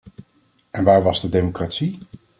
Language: Dutch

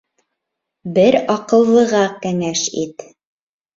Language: Bashkir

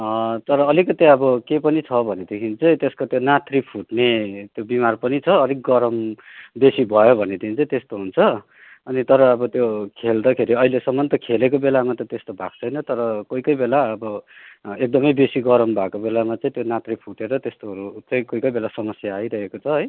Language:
Nepali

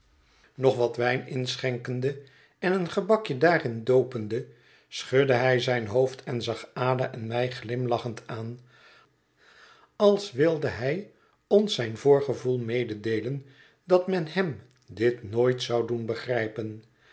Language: Dutch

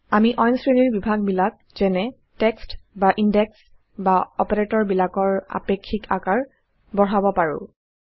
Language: Assamese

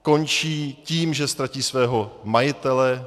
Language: Czech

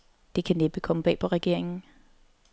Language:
Danish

